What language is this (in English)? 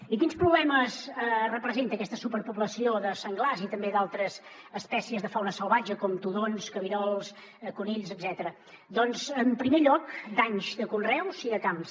Catalan